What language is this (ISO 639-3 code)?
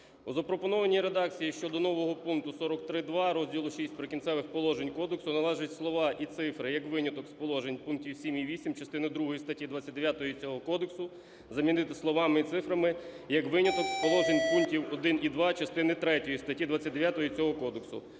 ukr